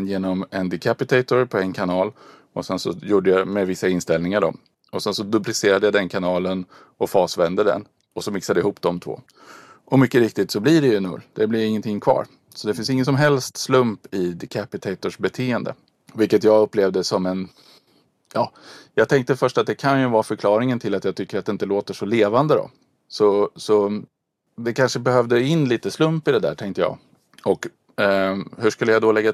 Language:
Swedish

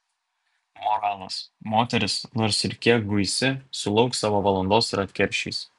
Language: Lithuanian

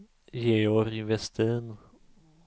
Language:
Swedish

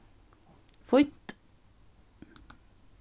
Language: Faroese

